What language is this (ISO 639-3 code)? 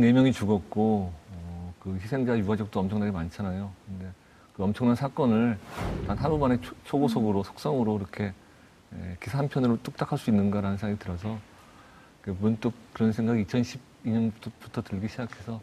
kor